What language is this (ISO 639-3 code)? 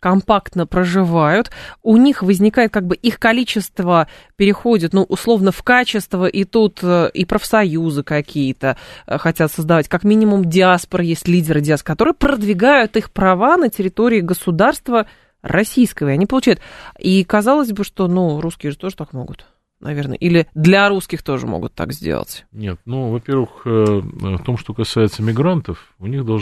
rus